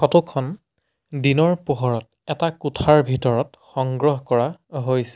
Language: Assamese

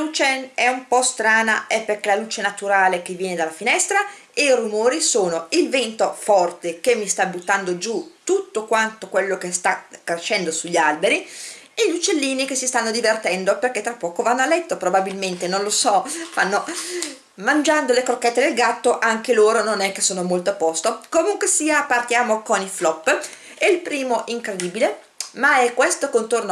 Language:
Italian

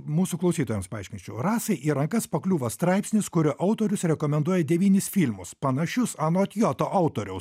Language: Lithuanian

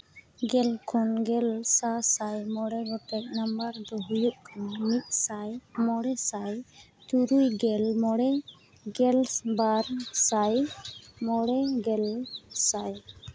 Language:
Santali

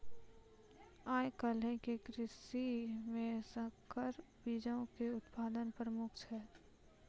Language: Maithili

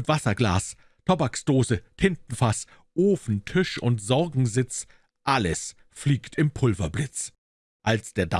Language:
German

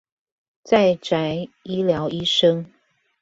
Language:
Chinese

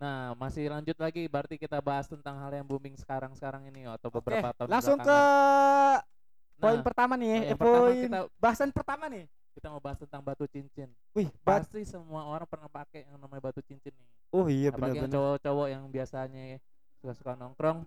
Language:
Indonesian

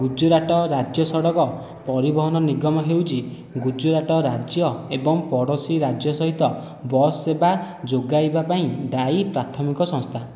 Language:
Odia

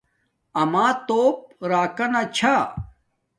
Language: Domaaki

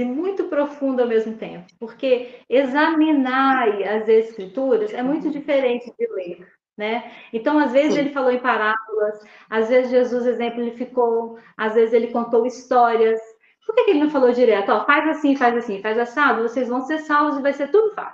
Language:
Portuguese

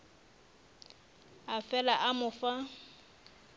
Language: Northern Sotho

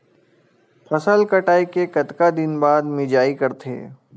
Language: Chhattisgarhi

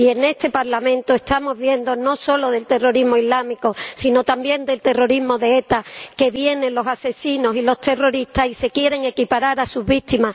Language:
Spanish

